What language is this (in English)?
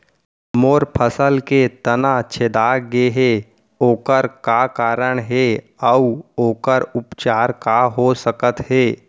Chhattisgarhi